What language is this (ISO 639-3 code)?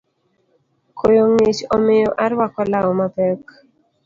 luo